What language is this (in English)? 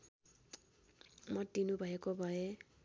Nepali